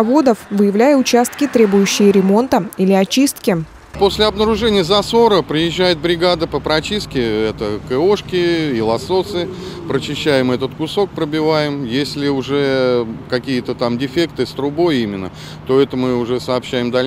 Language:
Russian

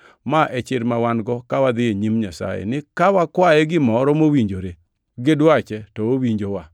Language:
Luo (Kenya and Tanzania)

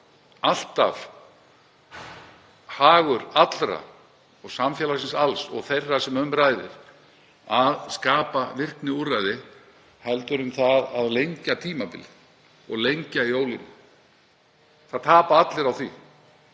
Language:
Icelandic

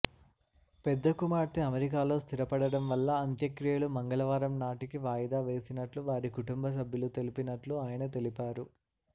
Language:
Telugu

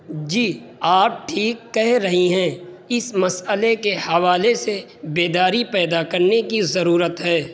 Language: Urdu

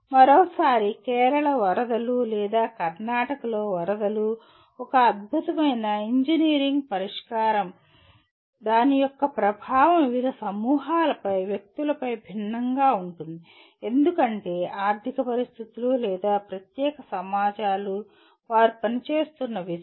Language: Telugu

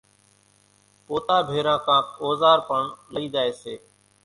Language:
Kachi Koli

